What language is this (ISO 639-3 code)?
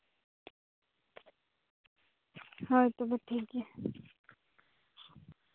sat